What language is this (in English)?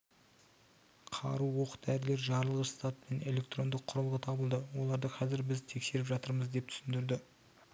Kazakh